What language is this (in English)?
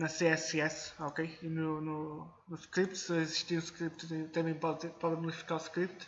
Portuguese